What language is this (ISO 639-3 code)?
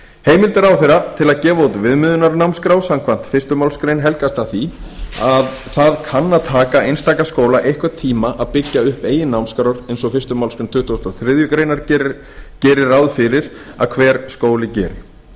isl